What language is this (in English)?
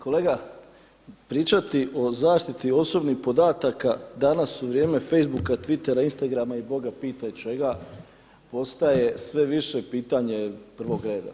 Croatian